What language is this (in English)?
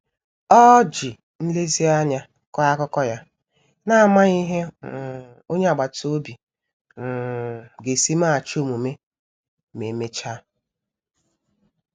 Igbo